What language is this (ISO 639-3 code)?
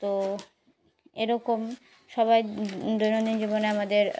ben